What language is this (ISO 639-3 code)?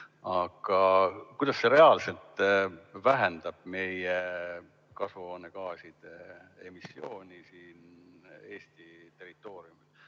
est